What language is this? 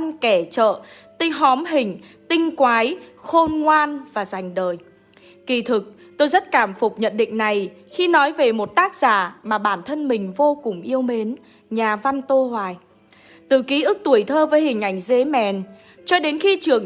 Vietnamese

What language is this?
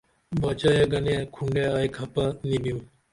Dameli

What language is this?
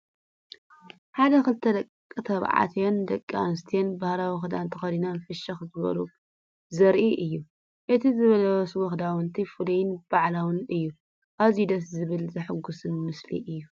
Tigrinya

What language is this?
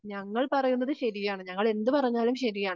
Malayalam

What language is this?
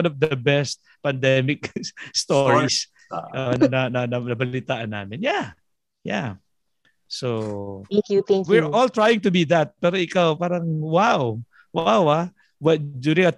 Filipino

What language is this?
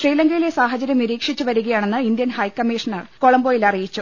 Malayalam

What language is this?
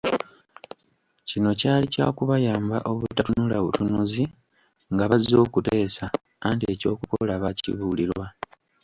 Ganda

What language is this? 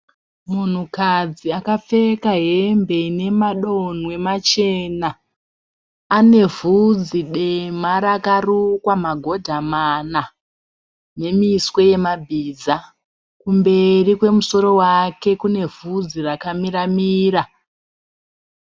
Shona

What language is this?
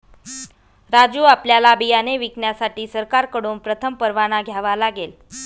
Marathi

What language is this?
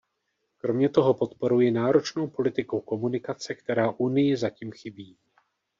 Czech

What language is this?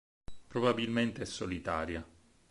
Italian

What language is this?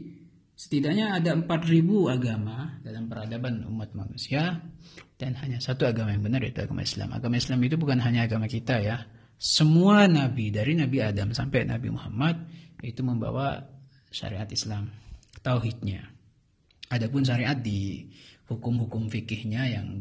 Indonesian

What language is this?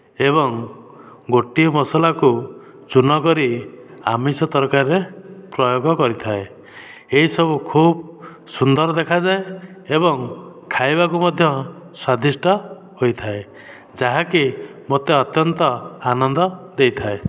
Odia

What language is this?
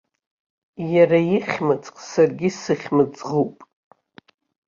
Abkhazian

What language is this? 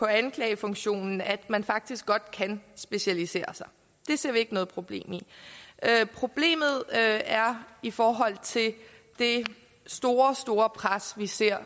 Danish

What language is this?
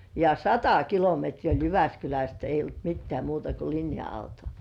Finnish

